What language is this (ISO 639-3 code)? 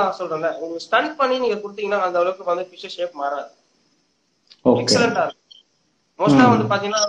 tam